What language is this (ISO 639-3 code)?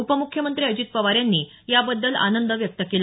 mar